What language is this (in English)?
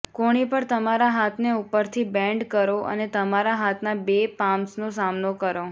Gujarati